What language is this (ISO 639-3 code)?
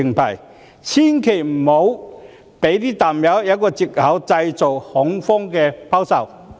yue